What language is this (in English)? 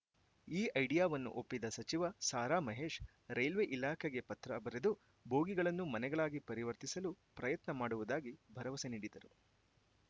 Kannada